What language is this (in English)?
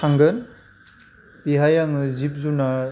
Bodo